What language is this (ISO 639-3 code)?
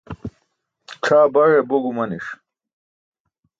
bsk